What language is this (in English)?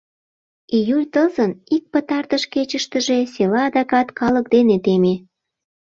Mari